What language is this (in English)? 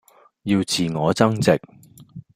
Cantonese